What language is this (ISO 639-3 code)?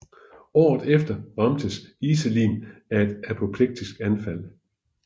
dan